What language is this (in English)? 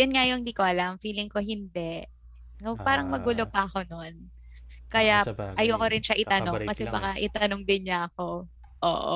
Filipino